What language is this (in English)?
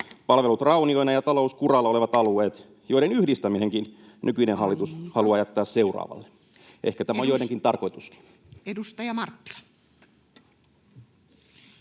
Finnish